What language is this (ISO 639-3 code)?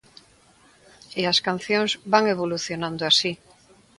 glg